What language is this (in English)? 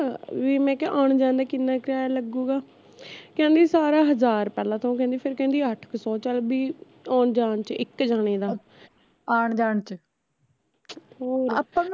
Punjabi